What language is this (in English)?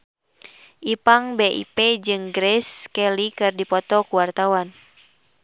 Sundanese